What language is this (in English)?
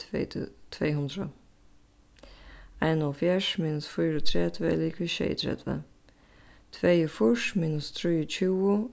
Faroese